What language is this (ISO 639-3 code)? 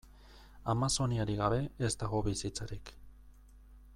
eus